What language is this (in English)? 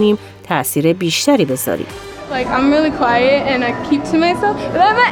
Persian